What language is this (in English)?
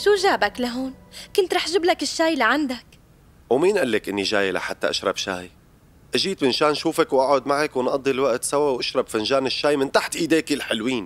Arabic